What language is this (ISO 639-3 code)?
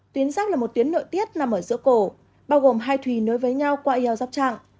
vie